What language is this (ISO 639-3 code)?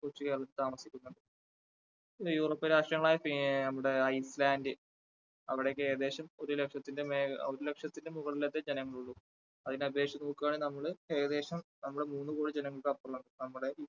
mal